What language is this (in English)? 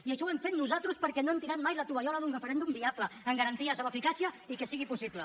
Catalan